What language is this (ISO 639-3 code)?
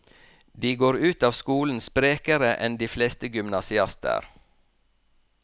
nor